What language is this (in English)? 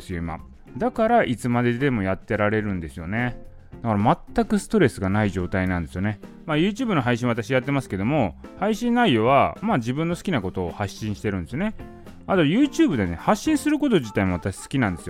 Japanese